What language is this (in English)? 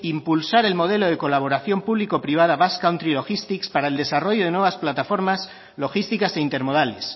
Spanish